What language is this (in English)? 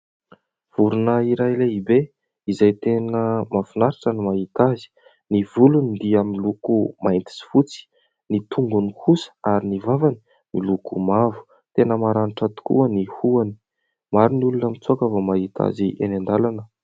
Malagasy